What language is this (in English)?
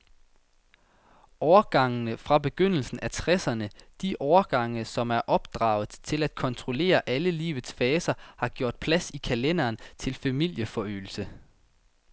Danish